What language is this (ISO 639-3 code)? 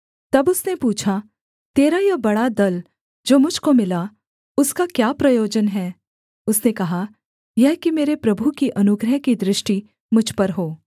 hin